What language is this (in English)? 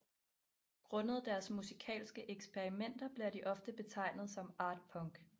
Danish